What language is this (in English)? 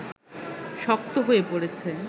Bangla